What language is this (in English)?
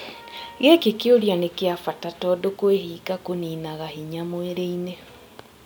Kikuyu